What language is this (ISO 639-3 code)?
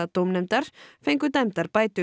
isl